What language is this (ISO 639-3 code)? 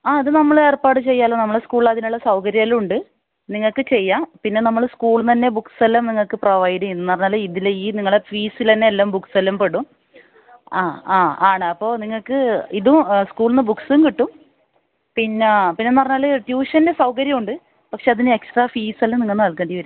mal